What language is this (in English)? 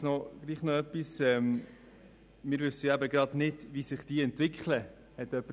Swiss German